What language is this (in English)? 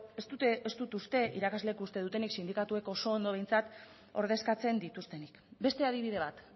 Basque